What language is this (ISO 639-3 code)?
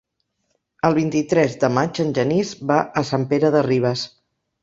cat